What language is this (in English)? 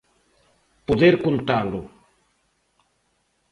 Galician